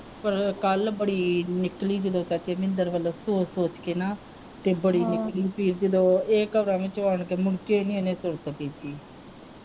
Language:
Punjabi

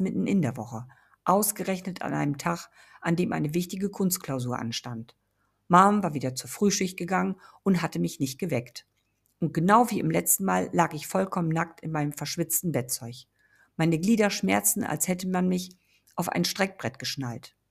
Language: German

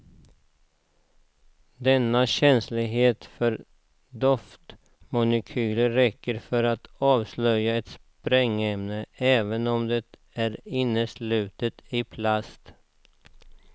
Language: Swedish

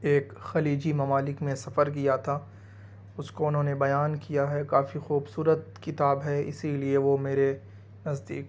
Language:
Urdu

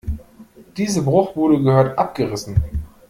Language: German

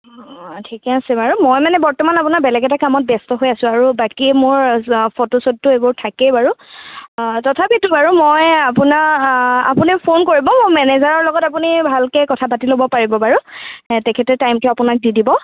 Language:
Assamese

